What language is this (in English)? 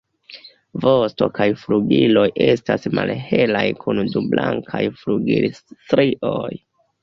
Esperanto